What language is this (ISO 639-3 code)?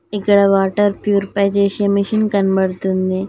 tel